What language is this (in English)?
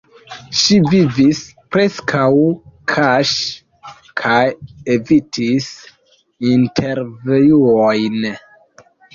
Esperanto